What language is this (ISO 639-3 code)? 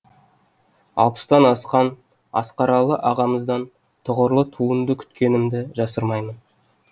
kaz